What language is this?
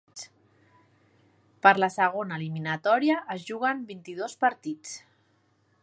Catalan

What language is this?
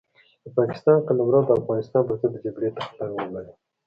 Pashto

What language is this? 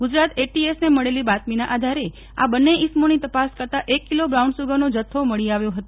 Gujarati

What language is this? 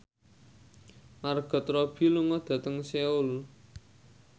Javanese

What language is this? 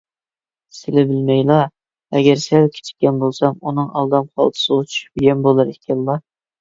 Uyghur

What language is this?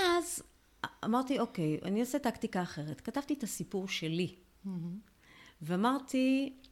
Hebrew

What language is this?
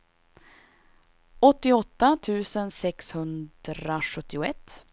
Swedish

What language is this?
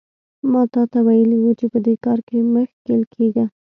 Pashto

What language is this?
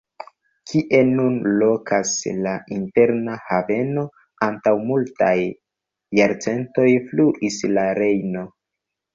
Esperanto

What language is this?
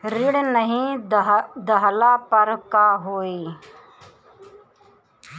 Bhojpuri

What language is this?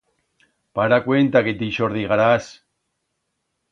Aragonese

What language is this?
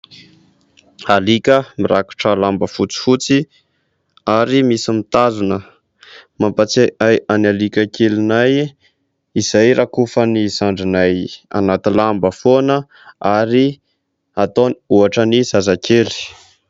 Malagasy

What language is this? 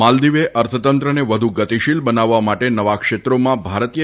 Gujarati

